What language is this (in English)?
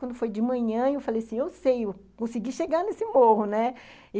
Portuguese